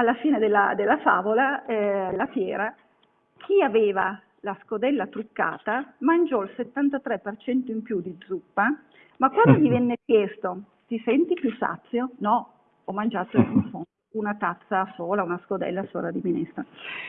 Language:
Italian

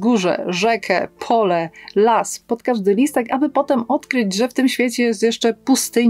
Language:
Polish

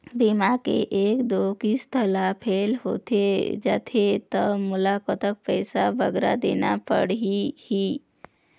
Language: Chhattisgarhi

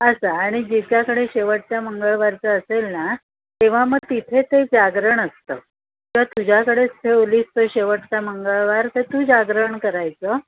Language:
Marathi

